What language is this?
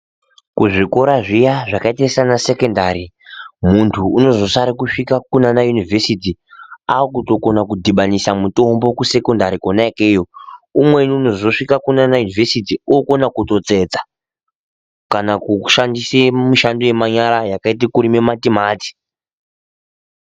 Ndau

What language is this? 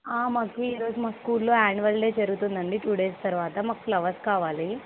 Telugu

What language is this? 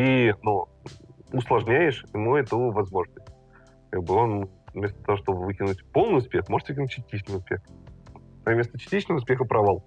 Russian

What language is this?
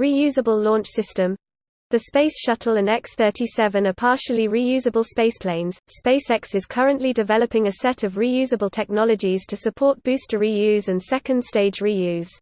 English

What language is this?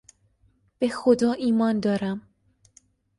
Persian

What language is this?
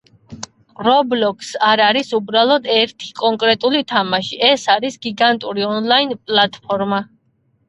Georgian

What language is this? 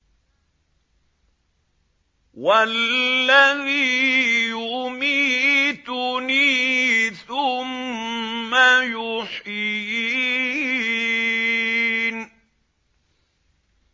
Arabic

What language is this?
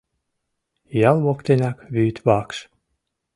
Mari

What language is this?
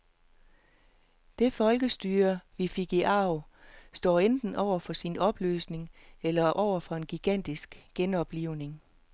Danish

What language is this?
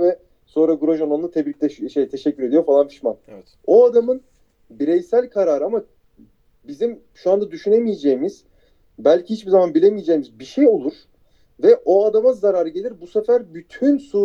Turkish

